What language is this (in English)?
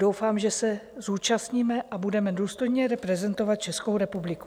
Czech